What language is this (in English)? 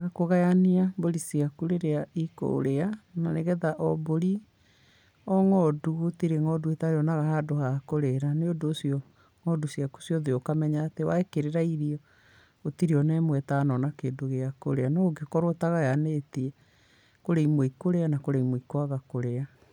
Kikuyu